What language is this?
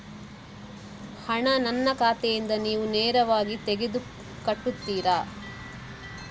Kannada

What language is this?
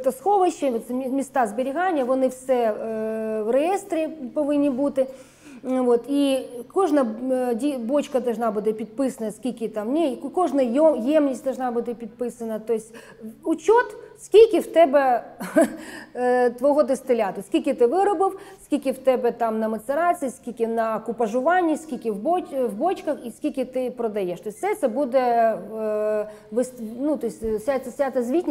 Ukrainian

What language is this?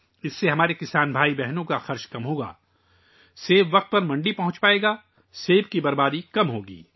Urdu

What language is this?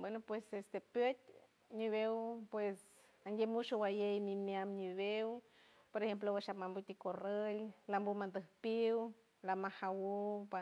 San Francisco Del Mar Huave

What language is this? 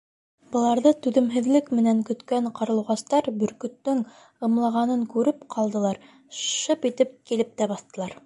Bashkir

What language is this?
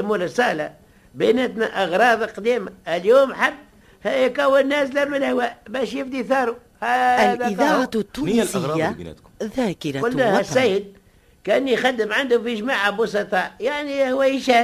Arabic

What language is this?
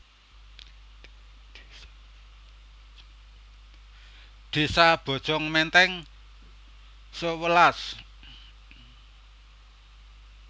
Javanese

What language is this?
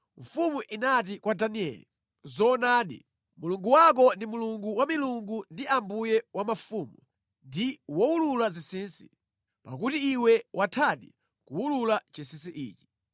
Nyanja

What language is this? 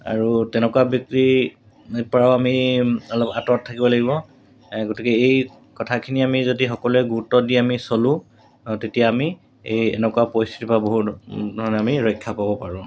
Assamese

